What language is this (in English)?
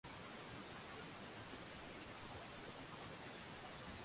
Swahili